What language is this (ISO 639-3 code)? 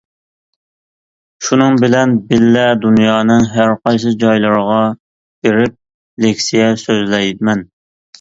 uig